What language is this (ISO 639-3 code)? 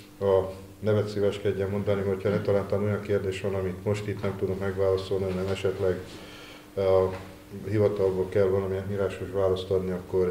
hun